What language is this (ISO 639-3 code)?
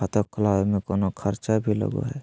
mag